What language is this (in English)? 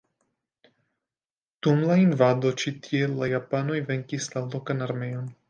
Esperanto